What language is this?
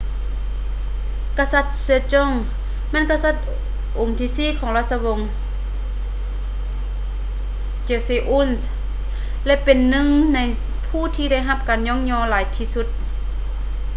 Lao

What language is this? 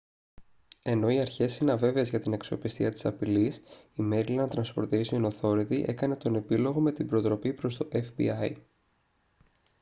Greek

